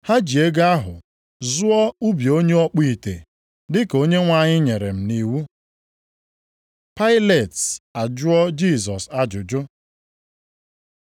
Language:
Igbo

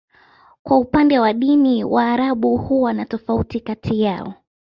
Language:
Swahili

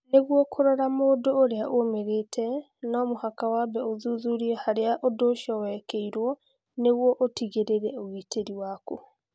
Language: Kikuyu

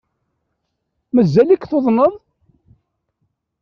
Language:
Kabyle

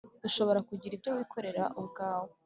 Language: Kinyarwanda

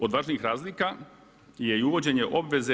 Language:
Croatian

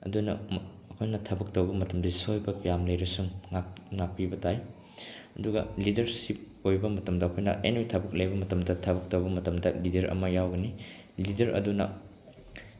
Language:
Manipuri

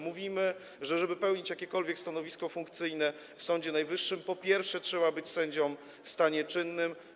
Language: Polish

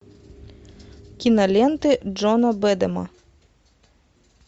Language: Russian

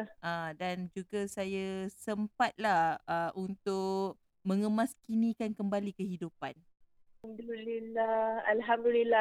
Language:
Malay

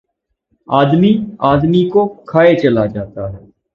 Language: Urdu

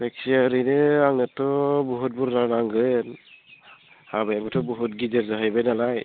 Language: Bodo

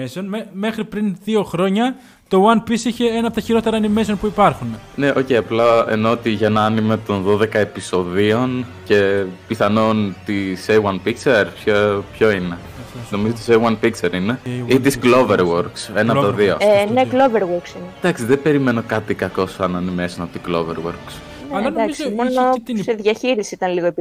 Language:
Greek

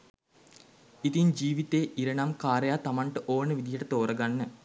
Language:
Sinhala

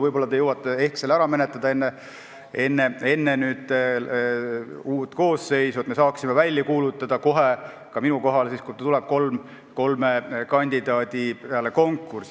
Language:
Estonian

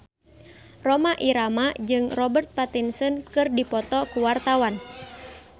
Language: Sundanese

